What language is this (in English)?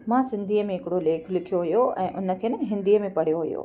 Sindhi